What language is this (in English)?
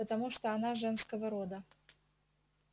Russian